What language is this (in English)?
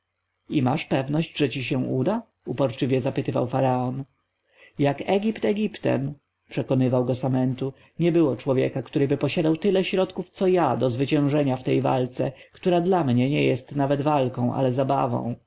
Polish